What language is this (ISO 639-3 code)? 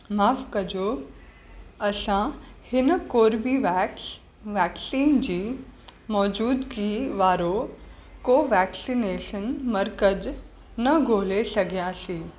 snd